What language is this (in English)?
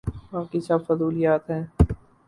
Urdu